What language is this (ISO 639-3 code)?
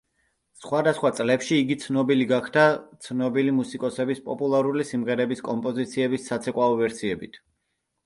kat